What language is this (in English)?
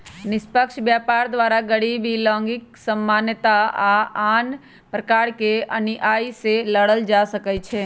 Magahi